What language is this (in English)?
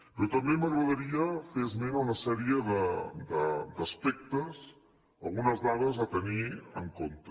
Catalan